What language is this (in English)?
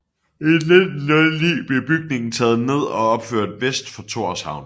Danish